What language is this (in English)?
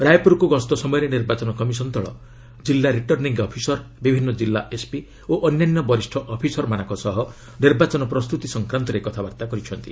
Odia